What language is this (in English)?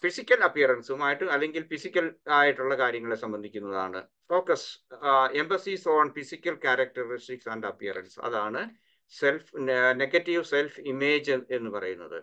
Malayalam